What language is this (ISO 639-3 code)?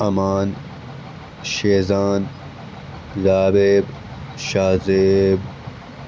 urd